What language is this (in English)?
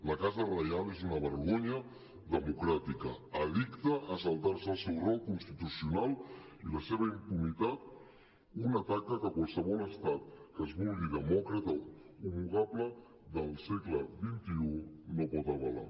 Catalan